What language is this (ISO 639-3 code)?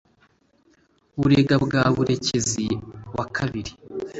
kin